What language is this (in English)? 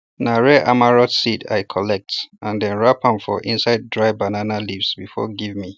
Nigerian Pidgin